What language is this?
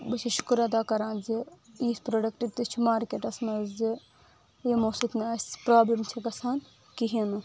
Kashmiri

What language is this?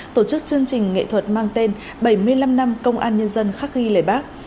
Vietnamese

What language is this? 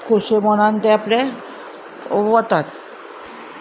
Konkani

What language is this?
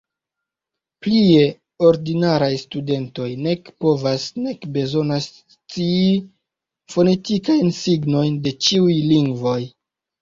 Esperanto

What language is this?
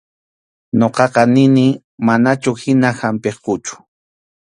Arequipa-La Unión Quechua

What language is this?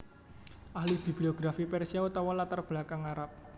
Javanese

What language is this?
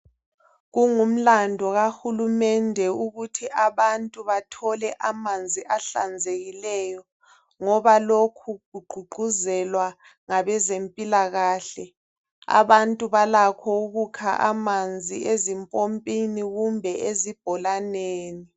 North Ndebele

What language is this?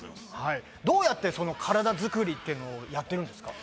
Japanese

